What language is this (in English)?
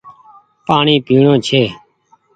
Goaria